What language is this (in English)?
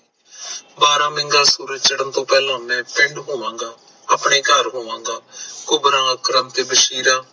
Punjabi